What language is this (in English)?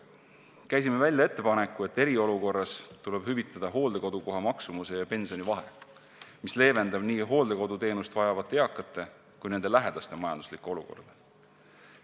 Estonian